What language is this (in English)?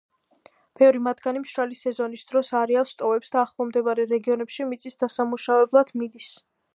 Georgian